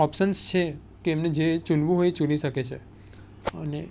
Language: Gujarati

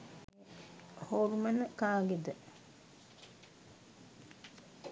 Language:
Sinhala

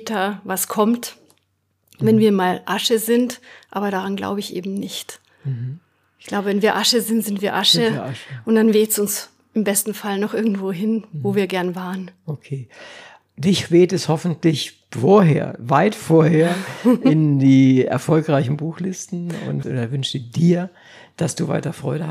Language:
German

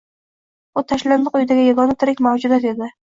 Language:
Uzbek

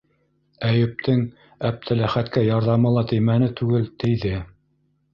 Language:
Bashkir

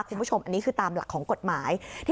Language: Thai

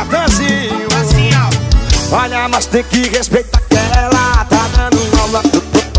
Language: Portuguese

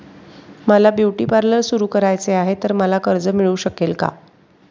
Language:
Marathi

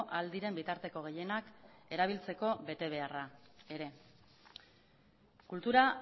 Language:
Basque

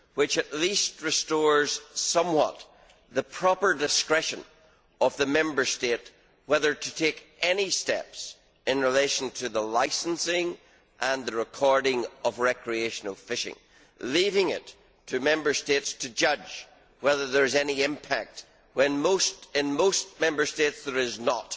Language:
English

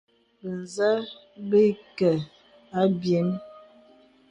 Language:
Bebele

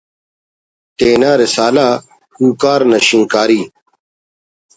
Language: Brahui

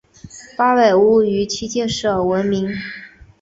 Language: Chinese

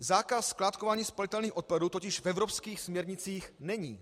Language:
Czech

